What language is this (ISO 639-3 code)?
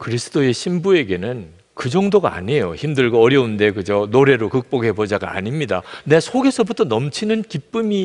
kor